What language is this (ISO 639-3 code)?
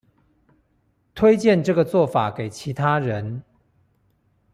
zho